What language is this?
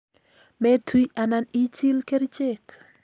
Kalenjin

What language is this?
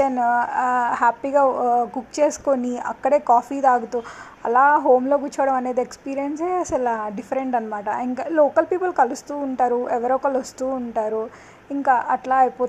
Telugu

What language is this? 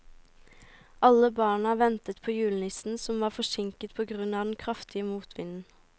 Norwegian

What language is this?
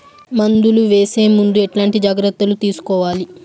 Telugu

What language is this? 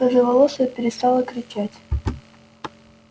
Russian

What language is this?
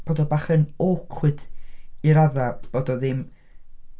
Welsh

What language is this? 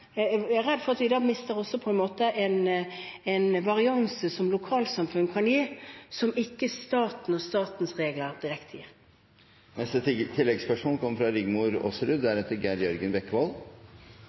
Norwegian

